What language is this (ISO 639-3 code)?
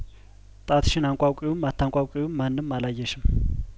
amh